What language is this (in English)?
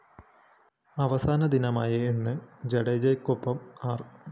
Malayalam